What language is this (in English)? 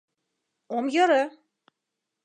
Mari